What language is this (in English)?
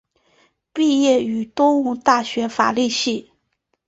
Chinese